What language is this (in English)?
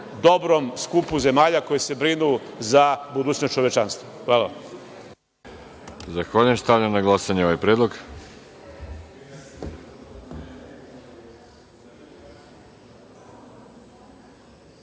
Serbian